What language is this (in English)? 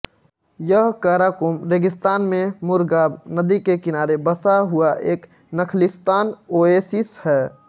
Hindi